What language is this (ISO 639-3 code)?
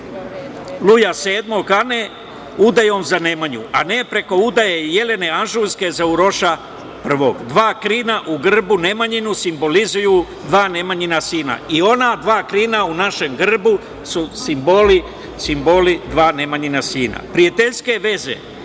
srp